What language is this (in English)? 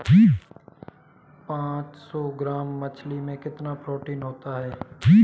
Hindi